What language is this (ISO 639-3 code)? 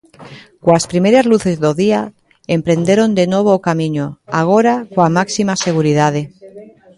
glg